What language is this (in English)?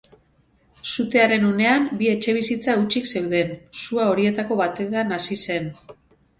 Basque